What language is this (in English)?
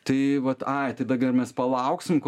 Lithuanian